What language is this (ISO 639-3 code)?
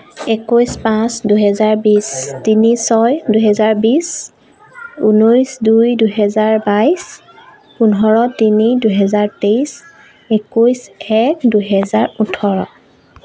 asm